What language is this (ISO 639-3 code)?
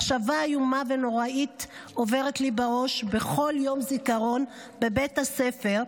heb